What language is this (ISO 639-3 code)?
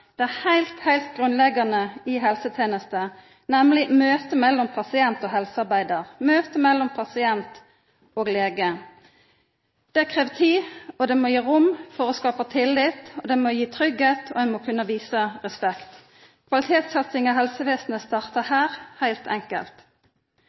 nno